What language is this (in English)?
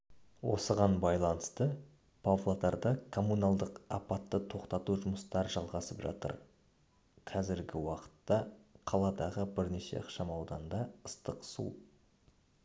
Kazakh